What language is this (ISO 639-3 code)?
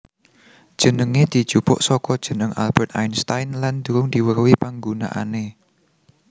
jav